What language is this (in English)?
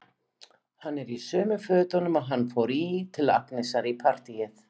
Icelandic